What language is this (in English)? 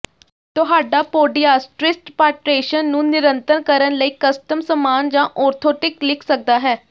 Punjabi